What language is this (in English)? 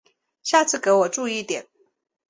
Chinese